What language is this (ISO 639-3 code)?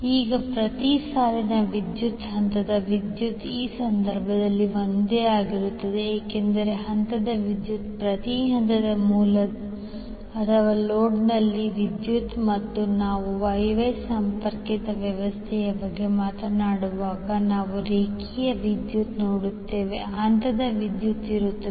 kan